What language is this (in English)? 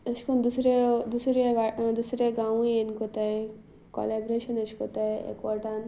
Konkani